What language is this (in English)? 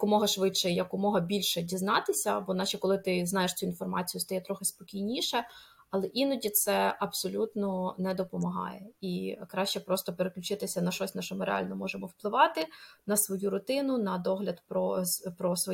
Ukrainian